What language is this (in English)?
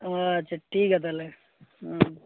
Santali